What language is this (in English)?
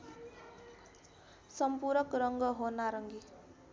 Nepali